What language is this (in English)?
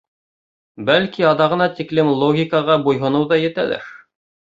Bashkir